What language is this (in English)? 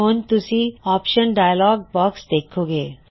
Punjabi